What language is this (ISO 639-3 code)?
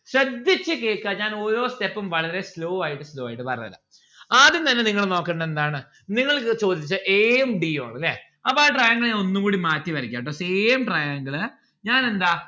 mal